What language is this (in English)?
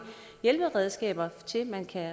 Danish